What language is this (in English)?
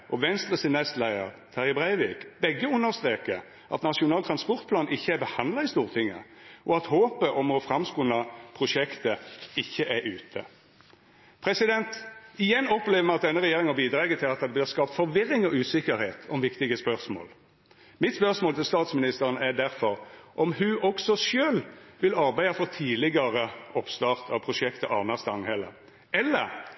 Norwegian Nynorsk